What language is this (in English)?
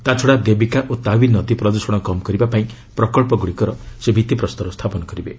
Odia